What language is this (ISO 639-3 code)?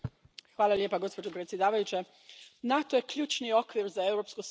hrv